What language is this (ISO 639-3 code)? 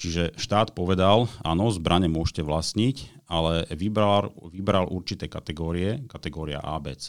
slk